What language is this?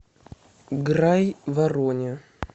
Russian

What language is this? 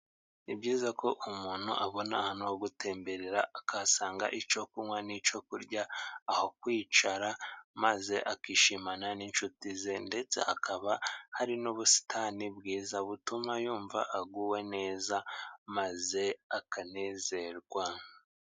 Kinyarwanda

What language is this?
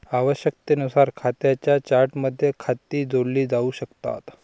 Marathi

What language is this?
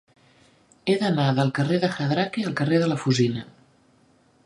Catalan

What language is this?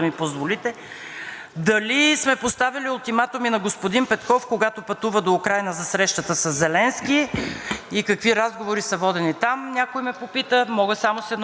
Bulgarian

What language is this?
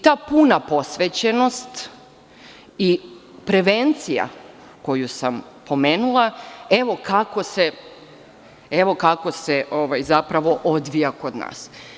Serbian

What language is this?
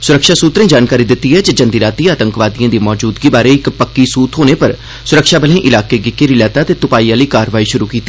Dogri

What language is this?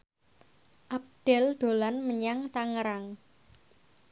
Javanese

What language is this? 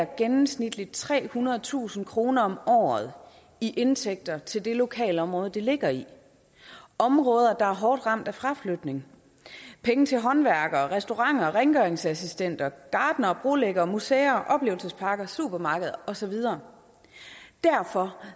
Danish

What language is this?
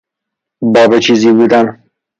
Persian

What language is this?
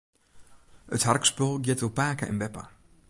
Western Frisian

